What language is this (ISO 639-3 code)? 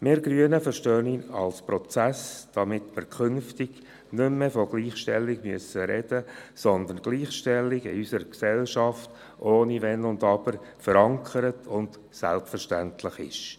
gsw